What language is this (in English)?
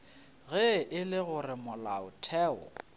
Northern Sotho